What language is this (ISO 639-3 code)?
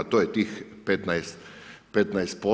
hrv